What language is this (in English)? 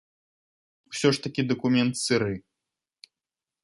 Belarusian